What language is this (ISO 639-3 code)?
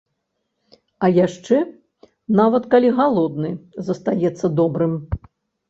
bel